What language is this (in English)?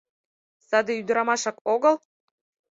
Mari